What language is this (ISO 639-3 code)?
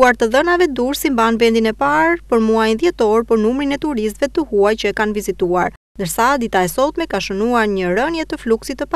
ron